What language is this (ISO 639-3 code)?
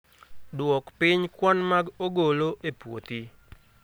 luo